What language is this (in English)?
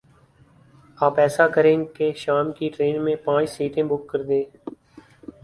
Urdu